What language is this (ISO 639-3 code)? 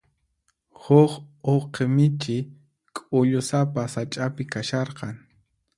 qxp